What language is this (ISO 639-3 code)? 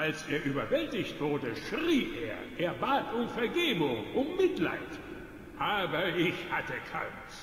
deu